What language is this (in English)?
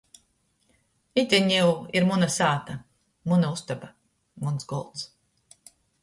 Latgalian